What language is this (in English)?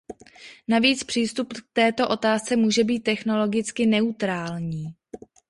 Czech